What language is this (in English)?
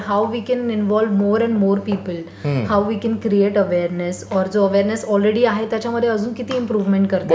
Marathi